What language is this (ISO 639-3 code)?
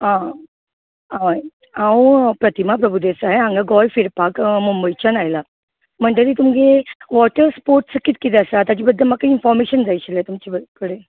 kok